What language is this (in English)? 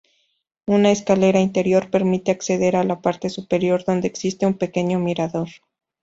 Spanish